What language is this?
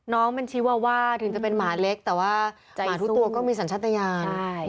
Thai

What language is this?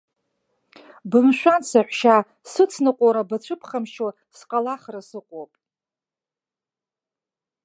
Abkhazian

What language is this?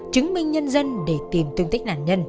Vietnamese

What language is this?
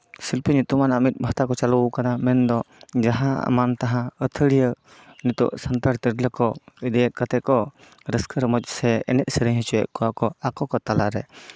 Santali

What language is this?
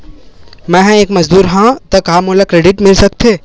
Chhattisgarhi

